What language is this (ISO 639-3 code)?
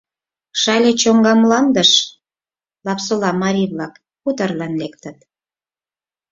chm